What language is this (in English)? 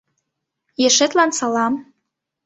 Mari